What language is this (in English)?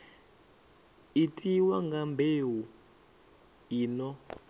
Venda